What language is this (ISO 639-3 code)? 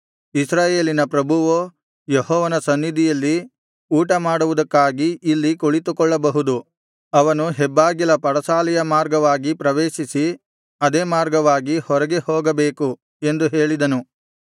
kan